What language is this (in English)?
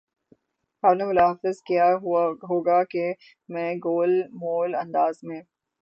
Urdu